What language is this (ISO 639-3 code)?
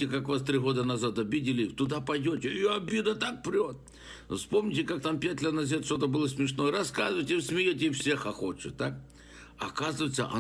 rus